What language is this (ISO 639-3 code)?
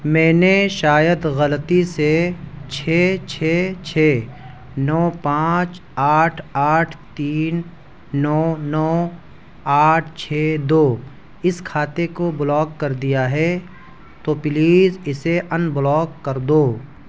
urd